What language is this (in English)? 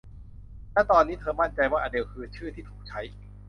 Thai